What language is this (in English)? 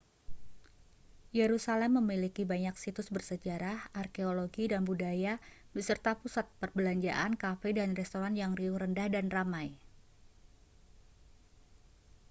Indonesian